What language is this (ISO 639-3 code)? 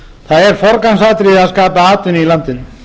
isl